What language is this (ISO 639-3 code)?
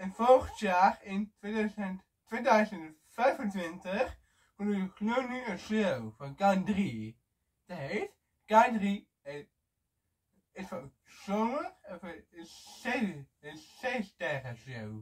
nld